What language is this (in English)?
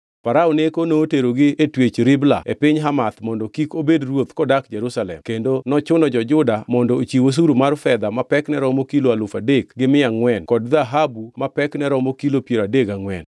Luo (Kenya and Tanzania)